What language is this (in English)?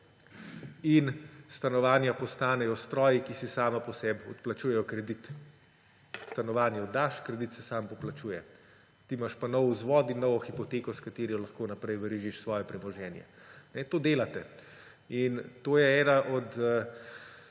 Slovenian